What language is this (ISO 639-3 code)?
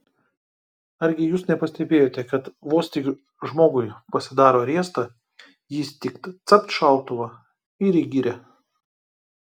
lit